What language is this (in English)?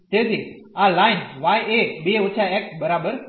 Gujarati